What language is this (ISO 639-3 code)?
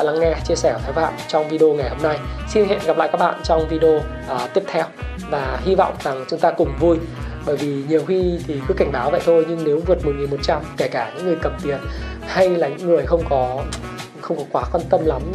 vie